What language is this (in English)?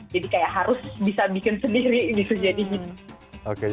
Indonesian